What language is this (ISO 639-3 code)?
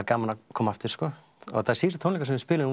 isl